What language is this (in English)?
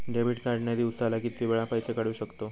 Marathi